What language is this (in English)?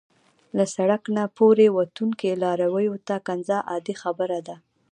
Pashto